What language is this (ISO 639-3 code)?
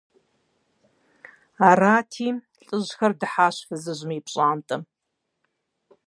kbd